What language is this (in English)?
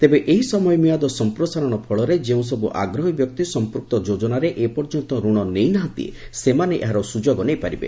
Odia